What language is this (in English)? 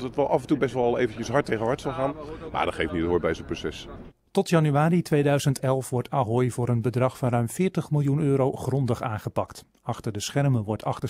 Dutch